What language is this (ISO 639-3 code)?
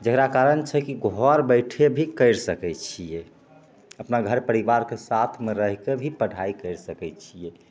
mai